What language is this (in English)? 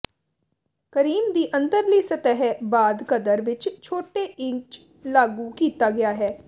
Punjabi